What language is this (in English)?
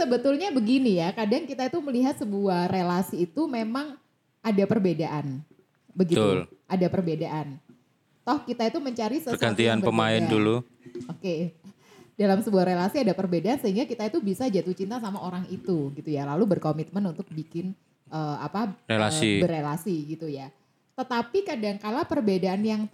Indonesian